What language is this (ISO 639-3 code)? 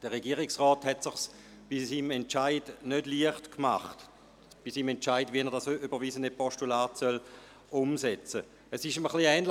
gsw